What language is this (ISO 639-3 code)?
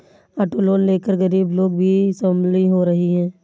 hin